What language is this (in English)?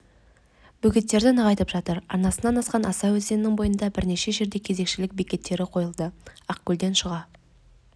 Kazakh